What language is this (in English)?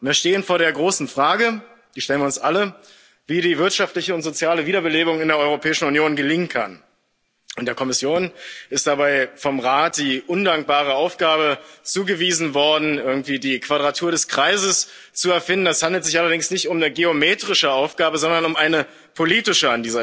German